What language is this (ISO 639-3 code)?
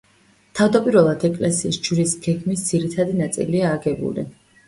kat